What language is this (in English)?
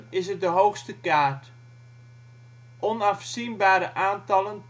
Dutch